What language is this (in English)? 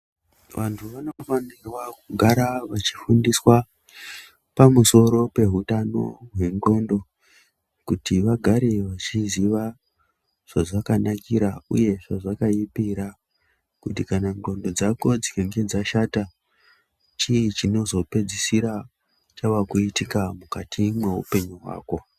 Ndau